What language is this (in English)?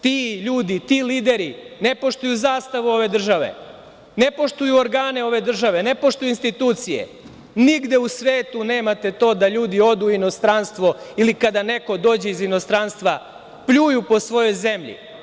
Serbian